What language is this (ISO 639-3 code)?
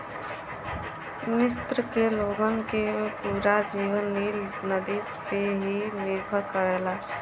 bho